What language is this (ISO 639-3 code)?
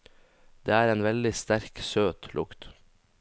nor